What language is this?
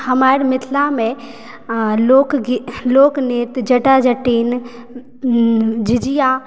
Maithili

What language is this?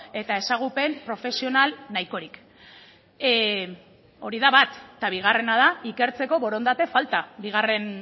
Basque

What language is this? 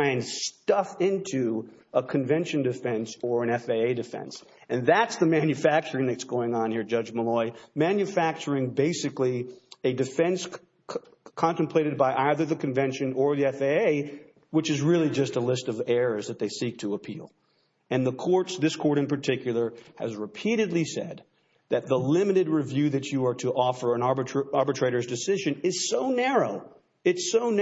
English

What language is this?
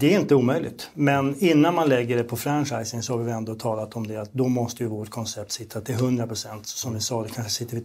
Swedish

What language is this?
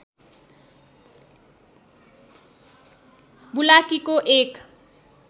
Nepali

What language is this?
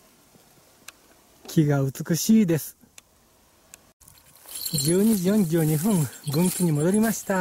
Japanese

